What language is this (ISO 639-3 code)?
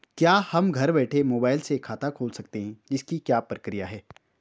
hin